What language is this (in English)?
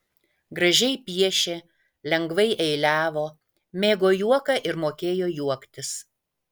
Lithuanian